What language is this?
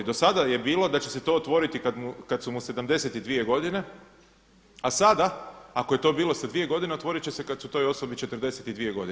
Croatian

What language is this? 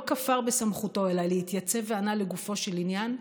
Hebrew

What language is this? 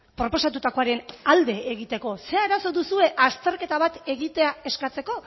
Basque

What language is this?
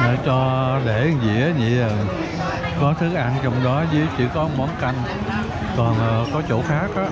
Vietnamese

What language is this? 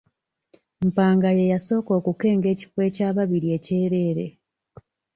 Ganda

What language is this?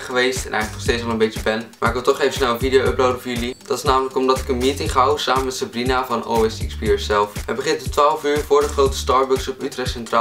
Dutch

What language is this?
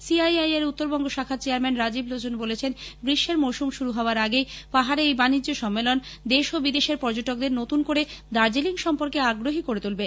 Bangla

